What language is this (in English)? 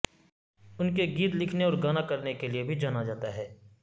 Urdu